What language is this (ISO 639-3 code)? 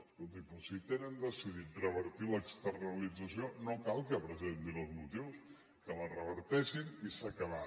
cat